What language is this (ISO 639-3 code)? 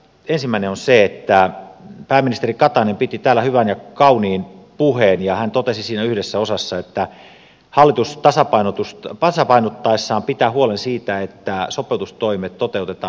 fin